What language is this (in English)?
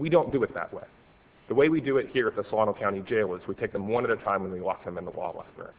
English